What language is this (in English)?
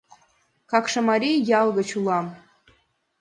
Mari